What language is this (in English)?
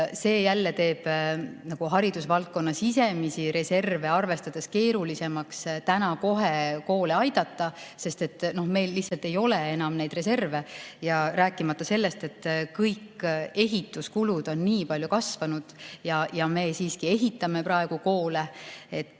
Estonian